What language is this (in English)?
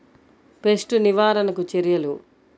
Telugu